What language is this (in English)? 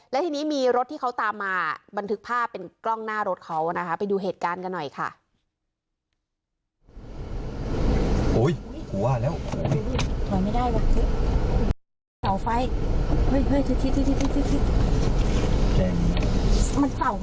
Thai